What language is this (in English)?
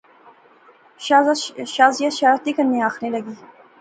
Pahari-Potwari